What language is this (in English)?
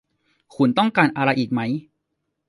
Thai